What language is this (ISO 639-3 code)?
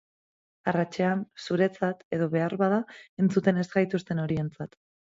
eus